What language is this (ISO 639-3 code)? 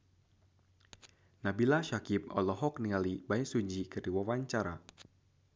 sun